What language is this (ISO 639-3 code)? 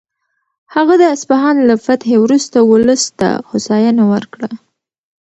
pus